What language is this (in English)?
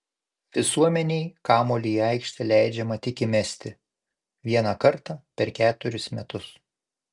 Lithuanian